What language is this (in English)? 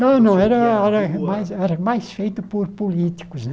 Portuguese